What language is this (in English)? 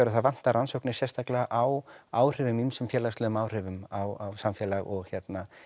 Icelandic